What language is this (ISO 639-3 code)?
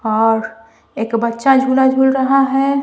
hin